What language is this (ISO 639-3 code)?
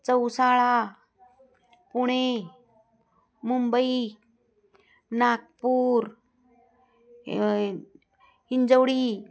mar